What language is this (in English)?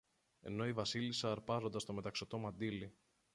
Greek